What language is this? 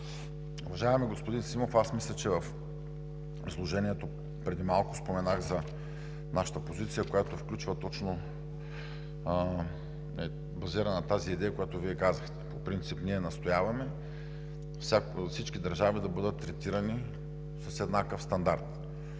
Bulgarian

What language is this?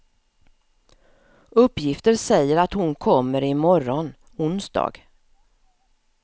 Swedish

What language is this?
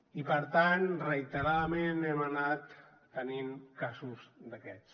Catalan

